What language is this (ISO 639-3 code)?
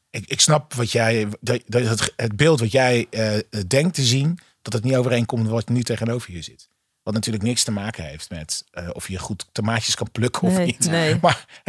nld